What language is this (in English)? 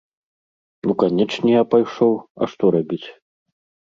Belarusian